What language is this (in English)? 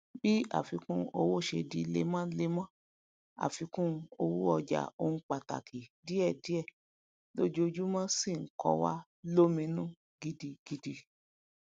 Yoruba